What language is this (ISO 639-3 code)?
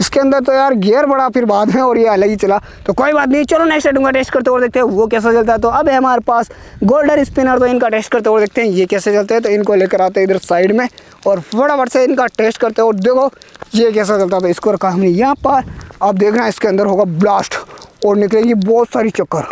hin